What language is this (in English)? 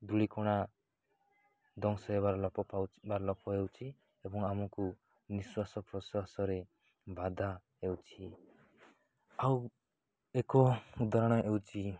Odia